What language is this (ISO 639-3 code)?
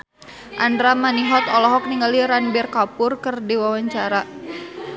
sun